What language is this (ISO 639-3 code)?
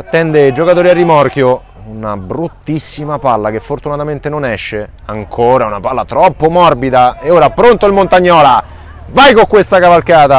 ita